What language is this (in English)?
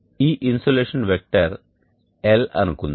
Telugu